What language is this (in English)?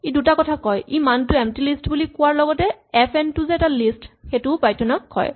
Assamese